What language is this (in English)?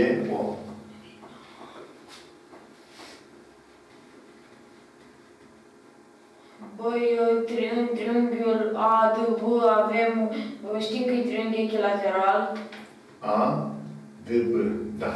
Romanian